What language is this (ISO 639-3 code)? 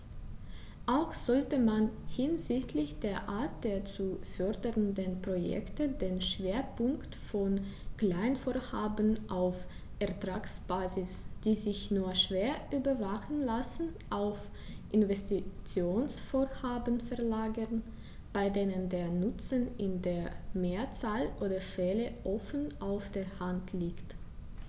deu